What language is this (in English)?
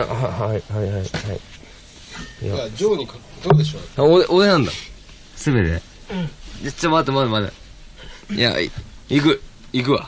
Japanese